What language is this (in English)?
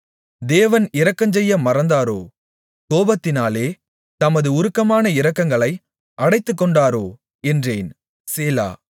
Tamil